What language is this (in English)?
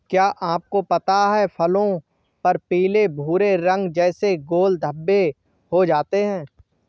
Hindi